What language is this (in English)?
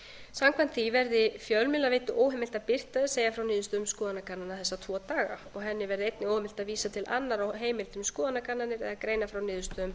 Icelandic